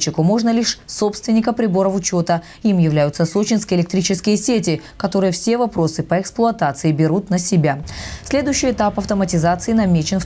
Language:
Russian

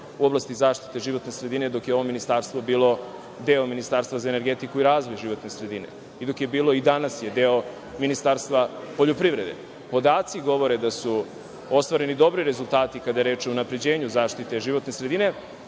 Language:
Serbian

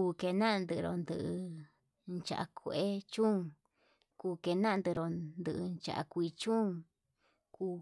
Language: Yutanduchi Mixtec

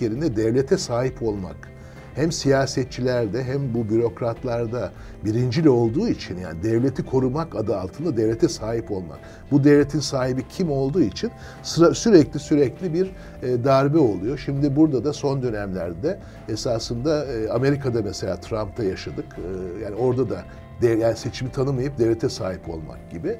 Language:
Turkish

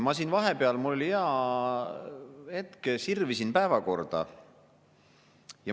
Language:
Estonian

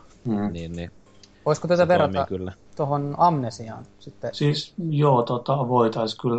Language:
Finnish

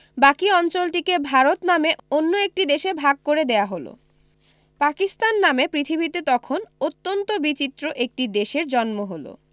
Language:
Bangla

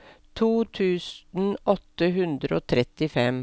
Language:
Norwegian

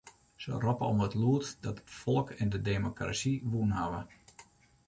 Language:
Western Frisian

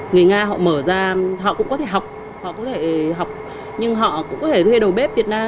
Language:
Vietnamese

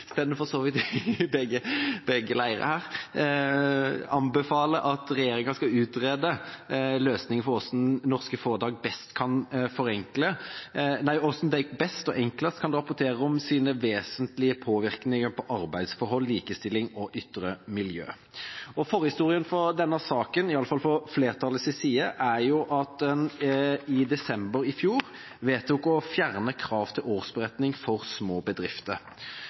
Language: Norwegian Bokmål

